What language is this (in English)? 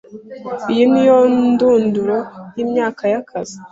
Kinyarwanda